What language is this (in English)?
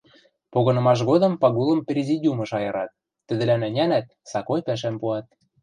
Western Mari